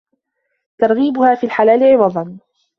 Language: Arabic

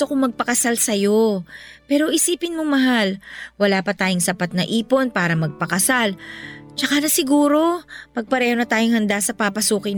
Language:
Filipino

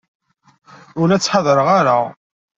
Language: Kabyle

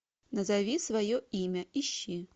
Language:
Russian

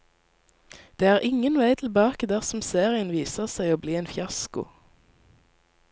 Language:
Norwegian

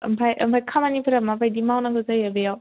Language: Bodo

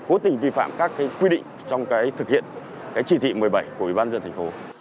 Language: Vietnamese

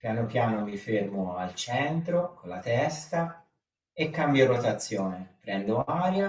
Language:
Italian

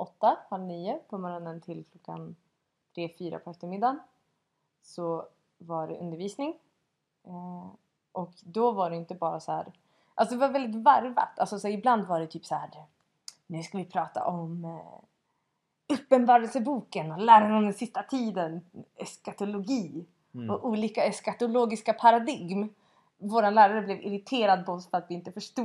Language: Swedish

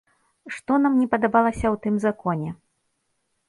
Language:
Belarusian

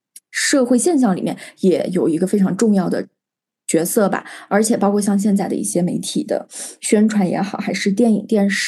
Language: Chinese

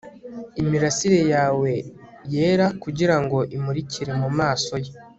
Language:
Kinyarwanda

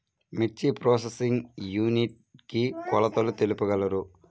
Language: Telugu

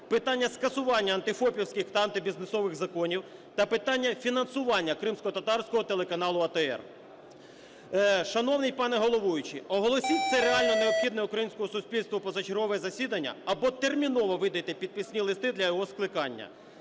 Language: Ukrainian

